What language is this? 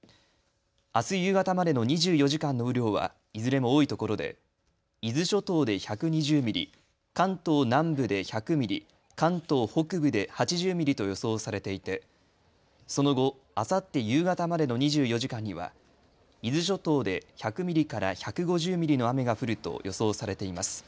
Japanese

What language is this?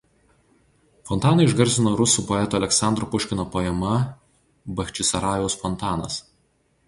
Lithuanian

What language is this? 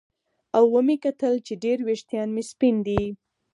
Pashto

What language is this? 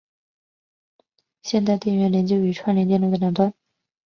Chinese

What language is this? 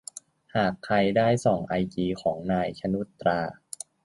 Thai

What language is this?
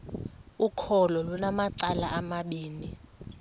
Xhosa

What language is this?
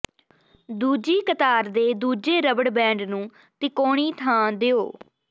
Punjabi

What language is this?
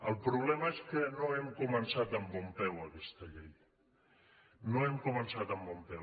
Catalan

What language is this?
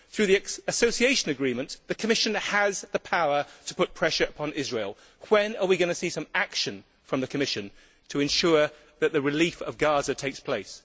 English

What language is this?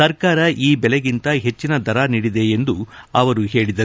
Kannada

